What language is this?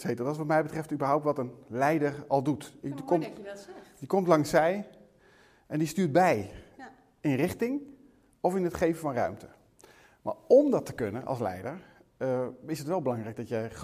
Dutch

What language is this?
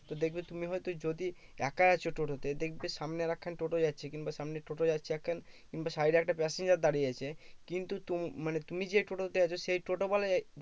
Bangla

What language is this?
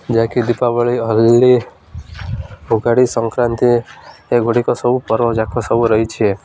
Odia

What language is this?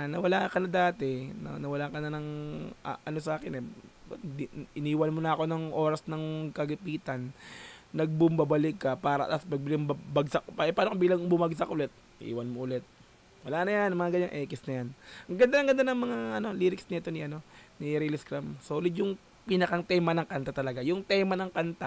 Filipino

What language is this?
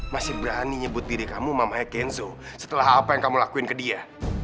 Indonesian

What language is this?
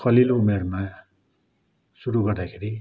Nepali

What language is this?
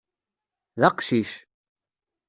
Kabyle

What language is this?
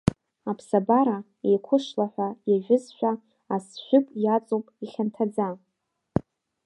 Abkhazian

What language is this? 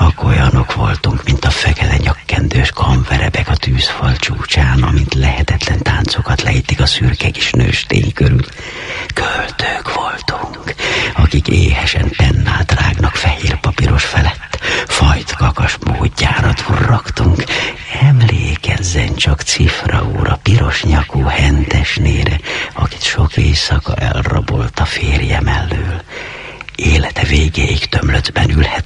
Hungarian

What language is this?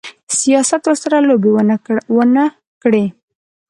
Pashto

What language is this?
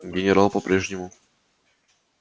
Russian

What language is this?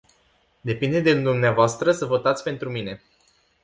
Romanian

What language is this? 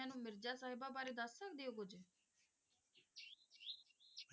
Punjabi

